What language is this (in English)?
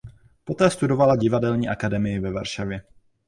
Czech